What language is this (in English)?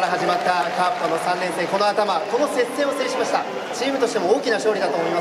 Japanese